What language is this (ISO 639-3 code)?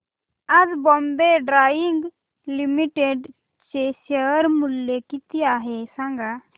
mar